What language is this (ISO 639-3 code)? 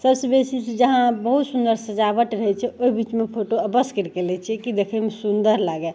mai